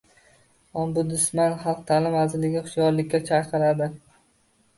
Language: Uzbek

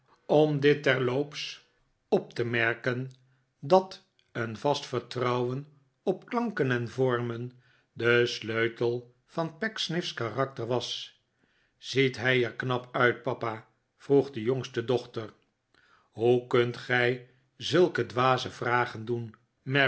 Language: Dutch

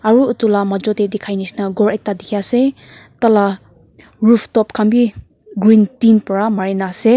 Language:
Naga Pidgin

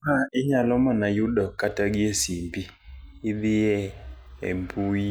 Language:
Luo (Kenya and Tanzania)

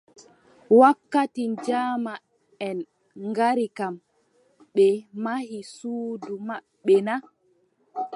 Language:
Adamawa Fulfulde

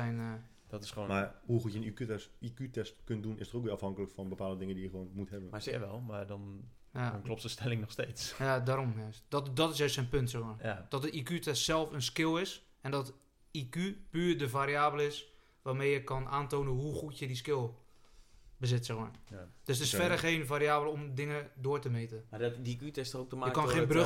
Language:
Dutch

